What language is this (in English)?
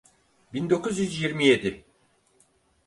Turkish